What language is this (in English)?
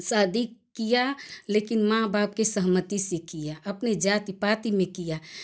Hindi